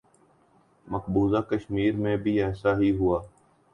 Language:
Urdu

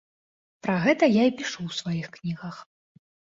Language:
Belarusian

